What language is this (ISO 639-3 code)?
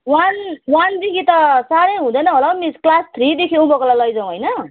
nep